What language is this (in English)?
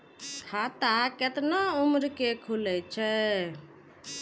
Maithili